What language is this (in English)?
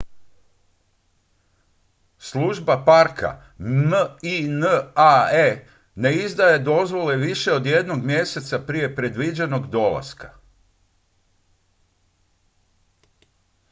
Croatian